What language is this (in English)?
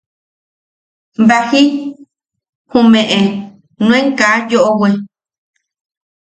Yaqui